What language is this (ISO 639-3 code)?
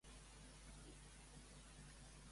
cat